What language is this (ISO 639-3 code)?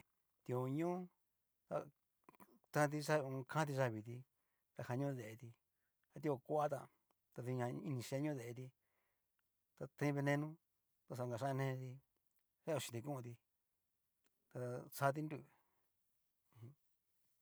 miu